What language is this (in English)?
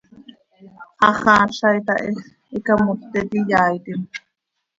Seri